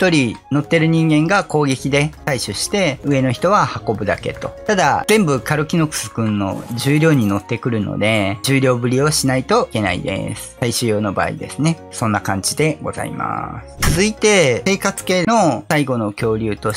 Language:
Japanese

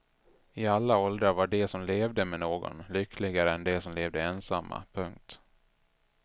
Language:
Swedish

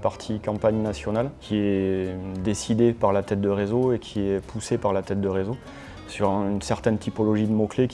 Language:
French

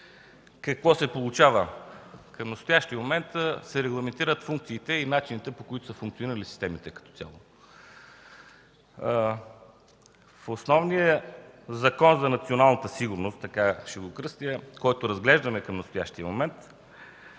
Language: Bulgarian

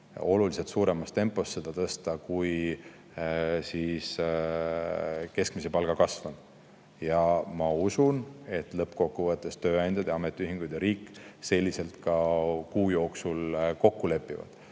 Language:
Estonian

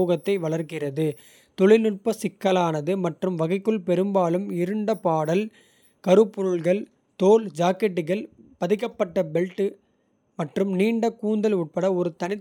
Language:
Kota (India)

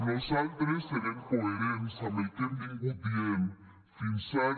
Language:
Catalan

